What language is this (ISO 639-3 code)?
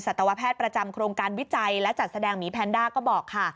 tha